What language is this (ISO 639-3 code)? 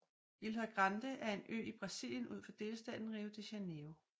dan